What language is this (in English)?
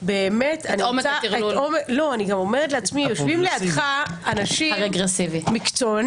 Hebrew